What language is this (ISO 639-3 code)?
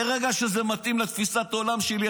heb